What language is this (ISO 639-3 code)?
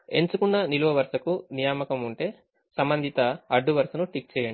tel